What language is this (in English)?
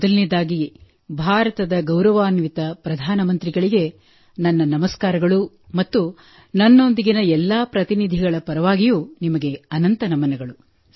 Kannada